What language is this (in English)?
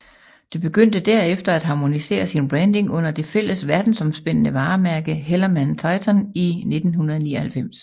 Danish